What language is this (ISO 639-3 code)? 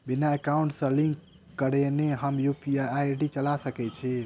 mai